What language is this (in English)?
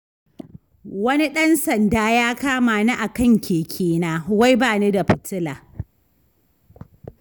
Hausa